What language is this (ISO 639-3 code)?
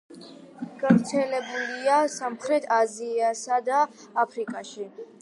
kat